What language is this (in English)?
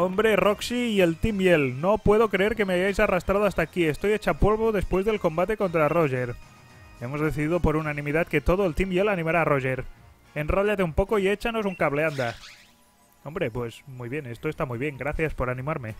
Spanish